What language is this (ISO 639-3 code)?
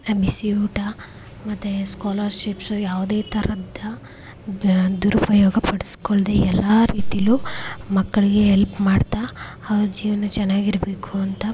kan